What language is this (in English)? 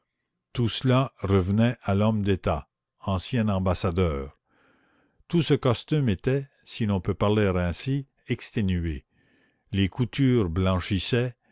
French